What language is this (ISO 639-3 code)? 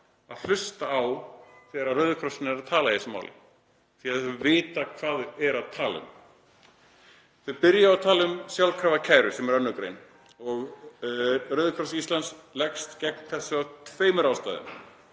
isl